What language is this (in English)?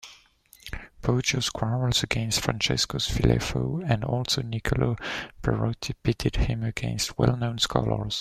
English